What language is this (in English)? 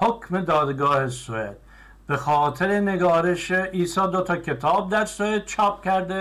Persian